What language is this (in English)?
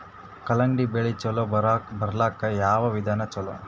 Kannada